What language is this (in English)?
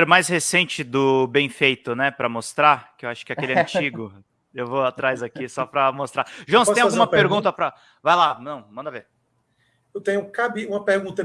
Portuguese